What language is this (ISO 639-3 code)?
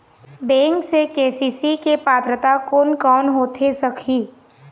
hne